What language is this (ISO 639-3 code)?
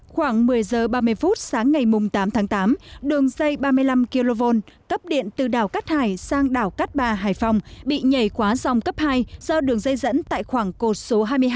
vie